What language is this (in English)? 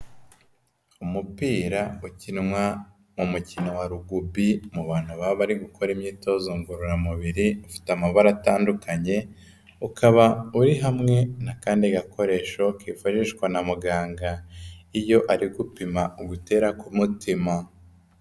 Kinyarwanda